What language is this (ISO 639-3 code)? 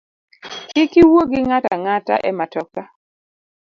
luo